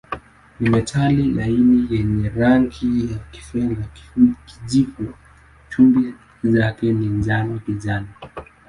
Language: Swahili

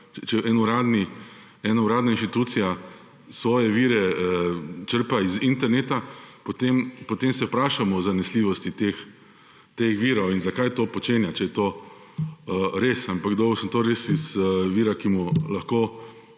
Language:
Slovenian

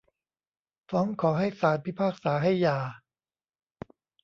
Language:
Thai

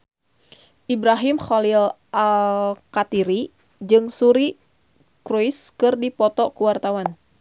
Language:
Sundanese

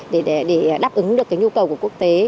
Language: Vietnamese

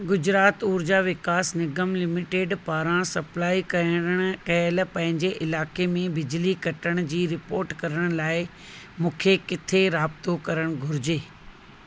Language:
Sindhi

